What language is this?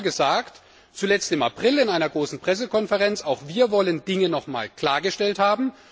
German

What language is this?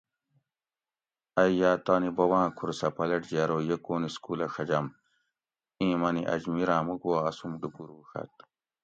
Gawri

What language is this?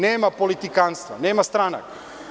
Serbian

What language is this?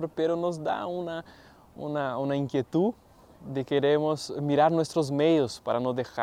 Spanish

